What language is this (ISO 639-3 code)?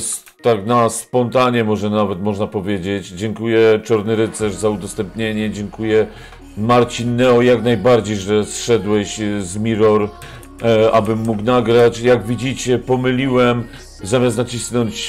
pol